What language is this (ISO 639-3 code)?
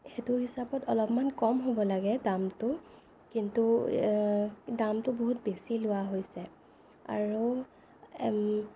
asm